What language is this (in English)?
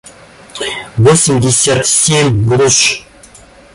Russian